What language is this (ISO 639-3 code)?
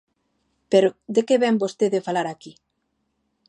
glg